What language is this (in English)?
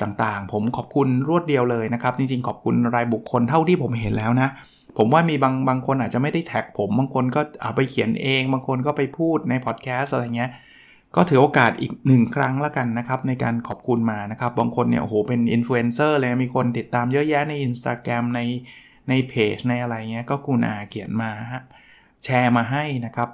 Thai